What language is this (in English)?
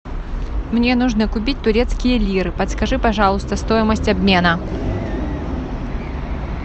Russian